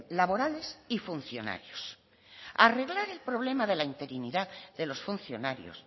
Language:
Spanish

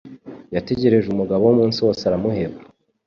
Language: Kinyarwanda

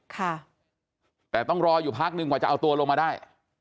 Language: Thai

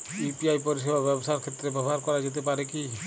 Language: Bangla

